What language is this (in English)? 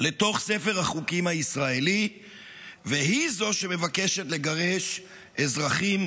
Hebrew